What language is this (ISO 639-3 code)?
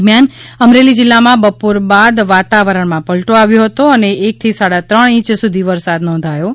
guj